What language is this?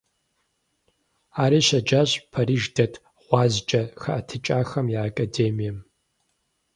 Kabardian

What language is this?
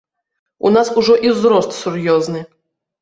Belarusian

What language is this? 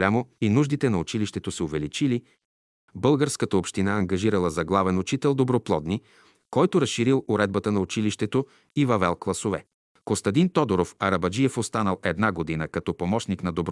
Bulgarian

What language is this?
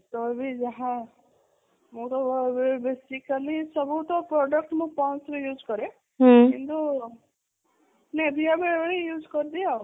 Odia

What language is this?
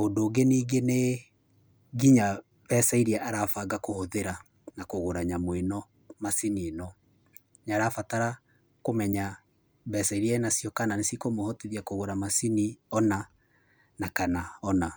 Kikuyu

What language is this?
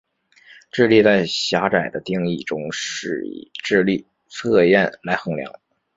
Chinese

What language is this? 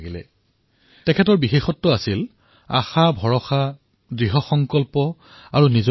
Assamese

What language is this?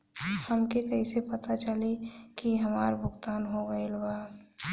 Bhojpuri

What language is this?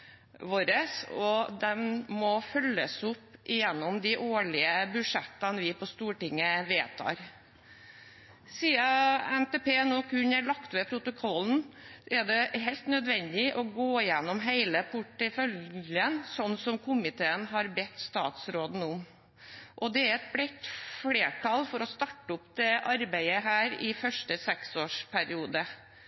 Norwegian Bokmål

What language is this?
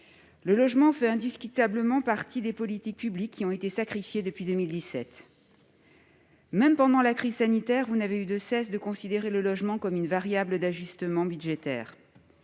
French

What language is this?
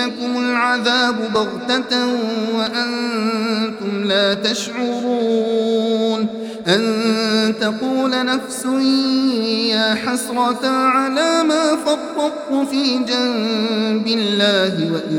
Arabic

